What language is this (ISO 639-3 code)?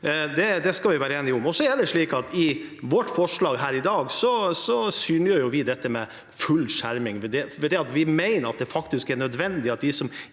nor